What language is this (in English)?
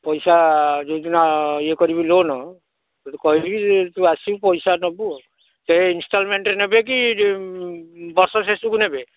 Odia